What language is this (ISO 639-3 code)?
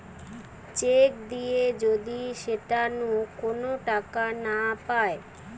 ben